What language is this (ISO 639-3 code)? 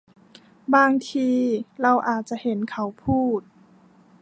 tha